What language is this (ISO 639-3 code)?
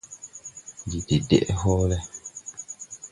tui